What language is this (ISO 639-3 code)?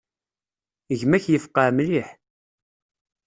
kab